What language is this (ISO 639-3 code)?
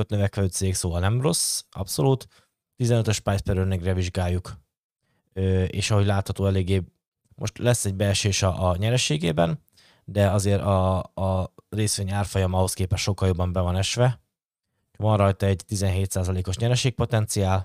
hun